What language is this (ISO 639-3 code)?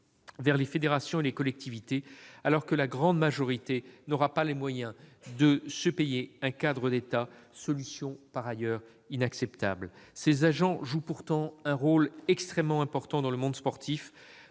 fra